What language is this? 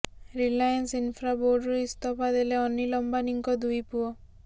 Odia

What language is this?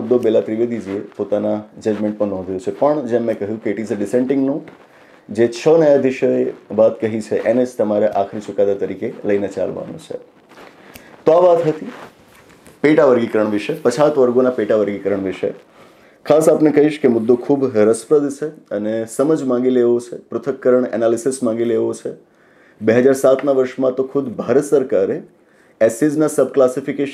Gujarati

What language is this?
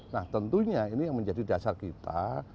Indonesian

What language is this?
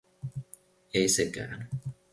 Finnish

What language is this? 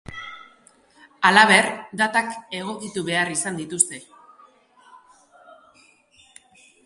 Basque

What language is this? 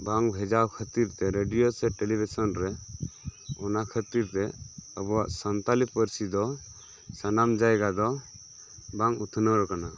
Santali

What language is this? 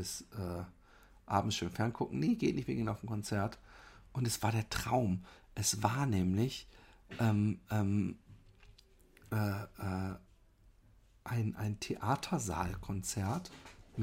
German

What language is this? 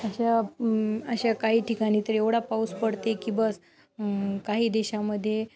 Marathi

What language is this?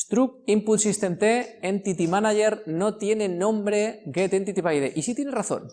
Spanish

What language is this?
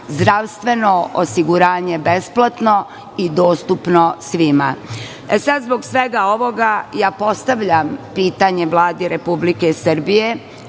Serbian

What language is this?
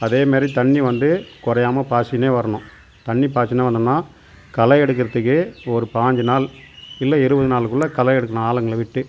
Tamil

